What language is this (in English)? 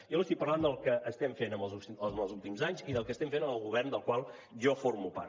Catalan